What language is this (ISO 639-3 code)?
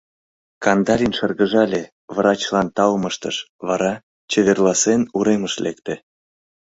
chm